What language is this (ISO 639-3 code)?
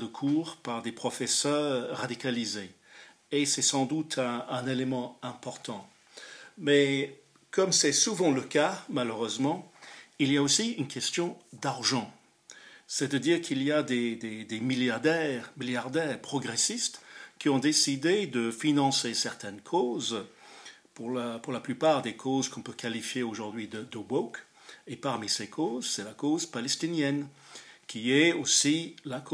fra